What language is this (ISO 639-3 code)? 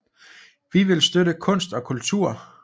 dan